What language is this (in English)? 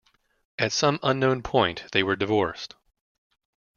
English